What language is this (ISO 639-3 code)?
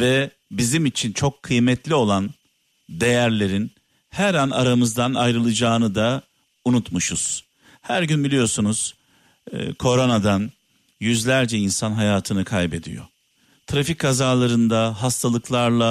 tur